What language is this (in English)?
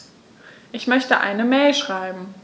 German